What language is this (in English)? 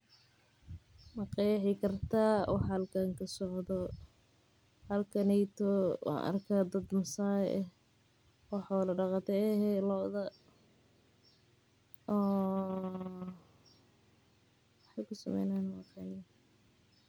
Somali